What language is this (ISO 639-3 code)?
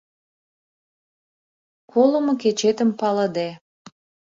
chm